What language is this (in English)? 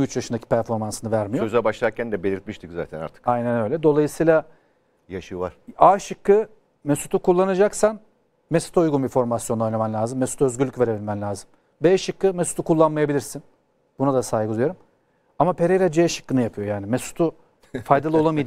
Turkish